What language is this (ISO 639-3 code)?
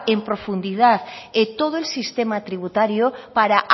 spa